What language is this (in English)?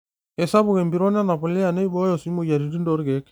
Masai